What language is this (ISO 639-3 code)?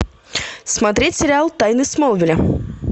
rus